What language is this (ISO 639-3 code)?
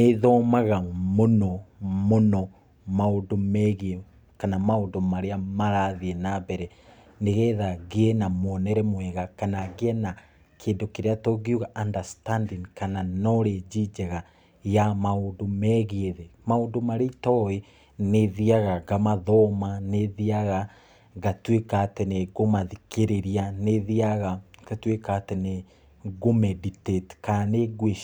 kik